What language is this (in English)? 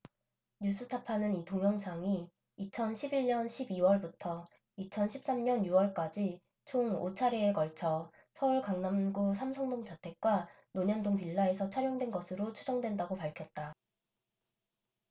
Korean